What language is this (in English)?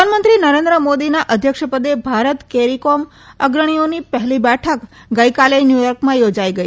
Gujarati